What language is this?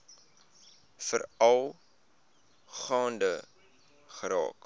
Afrikaans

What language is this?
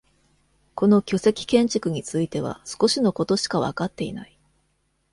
Japanese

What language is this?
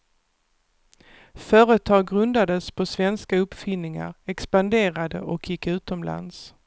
Swedish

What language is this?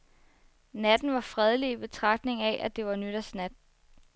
Danish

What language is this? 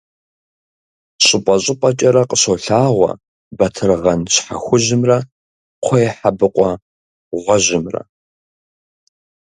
Kabardian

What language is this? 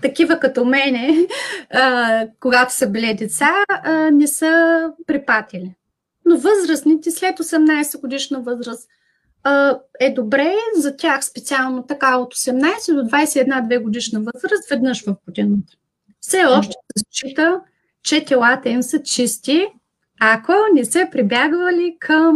Bulgarian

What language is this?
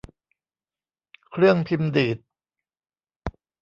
Thai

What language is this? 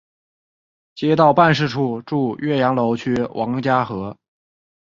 Chinese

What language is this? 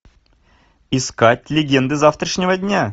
Russian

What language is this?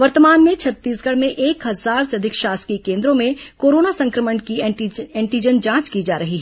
Hindi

